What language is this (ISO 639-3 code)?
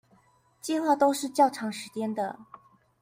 zho